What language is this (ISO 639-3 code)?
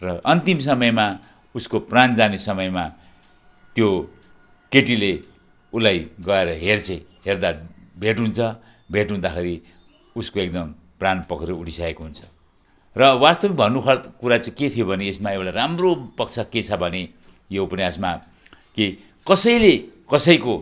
nep